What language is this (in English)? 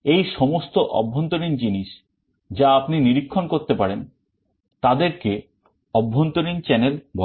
Bangla